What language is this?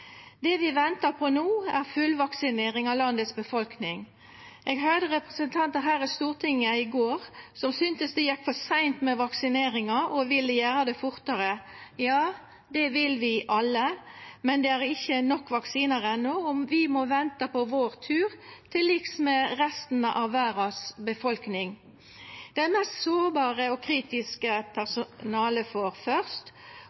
Norwegian Nynorsk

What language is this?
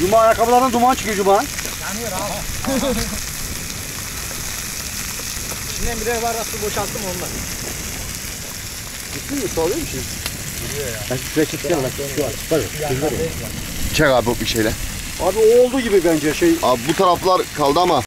Turkish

